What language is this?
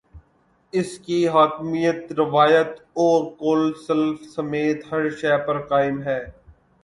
Urdu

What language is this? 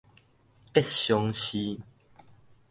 Min Nan Chinese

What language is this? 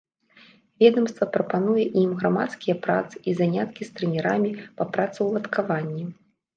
Belarusian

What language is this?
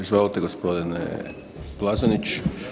Croatian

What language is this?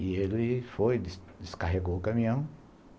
Portuguese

